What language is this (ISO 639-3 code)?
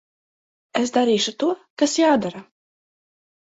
lav